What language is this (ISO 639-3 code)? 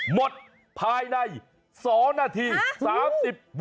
tha